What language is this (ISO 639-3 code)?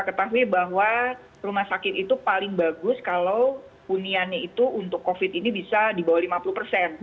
ind